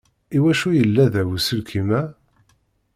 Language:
Kabyle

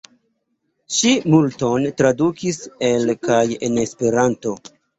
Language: Esperanto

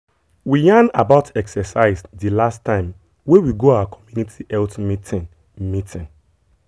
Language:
Nigerian Pidgin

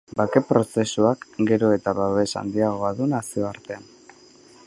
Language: Basque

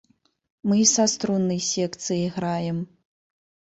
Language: Belarusian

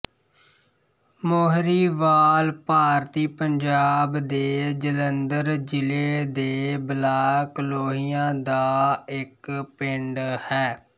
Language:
Punjabi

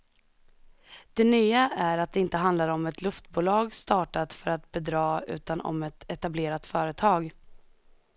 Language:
Swedish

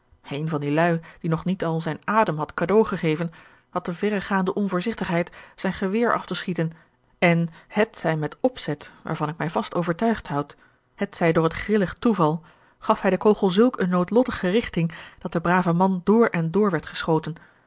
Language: Dutch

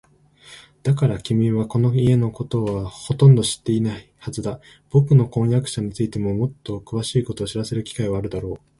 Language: Japanese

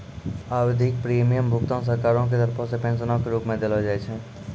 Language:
Maithili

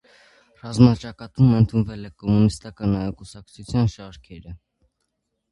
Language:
Armenian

